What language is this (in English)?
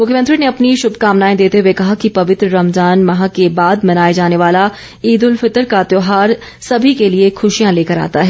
Hindi